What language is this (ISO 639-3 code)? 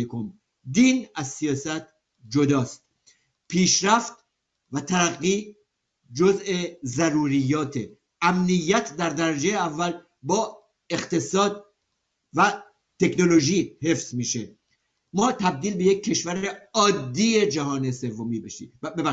fas